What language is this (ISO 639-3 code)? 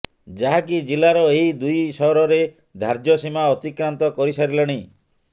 ori